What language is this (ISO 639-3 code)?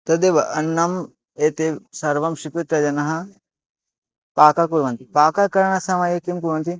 san